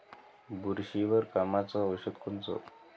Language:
Marathi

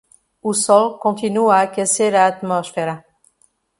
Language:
Portuguese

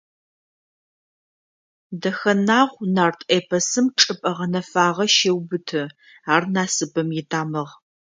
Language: Adyghe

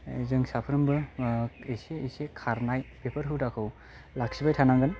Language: Bodo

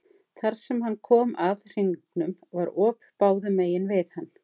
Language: Icelandic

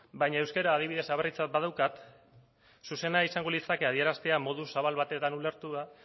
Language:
Basque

